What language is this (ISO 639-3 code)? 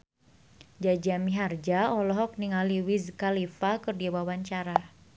sun